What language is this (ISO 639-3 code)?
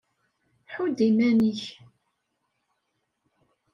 kab